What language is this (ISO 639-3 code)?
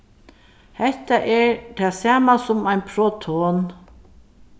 fao